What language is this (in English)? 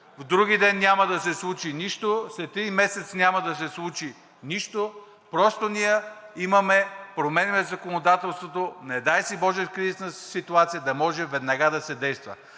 Bulgarian